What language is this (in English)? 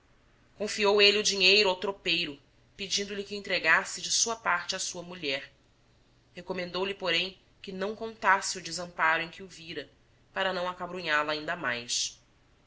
Portuguese